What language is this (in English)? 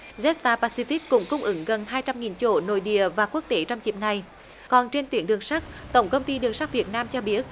Vietnamese